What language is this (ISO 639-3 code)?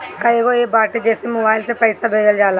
bho